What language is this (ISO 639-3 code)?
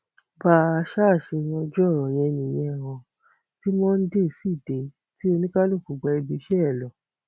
yor